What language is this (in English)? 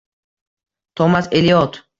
Uzbek